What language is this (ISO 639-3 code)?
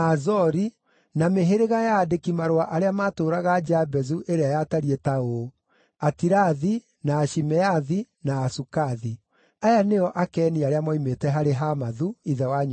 kik